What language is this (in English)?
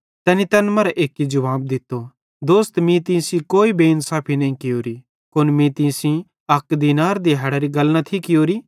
Bhadrawahi